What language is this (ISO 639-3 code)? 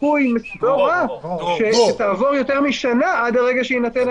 heb